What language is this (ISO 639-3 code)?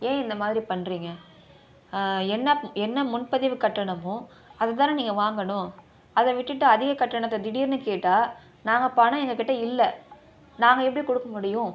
tam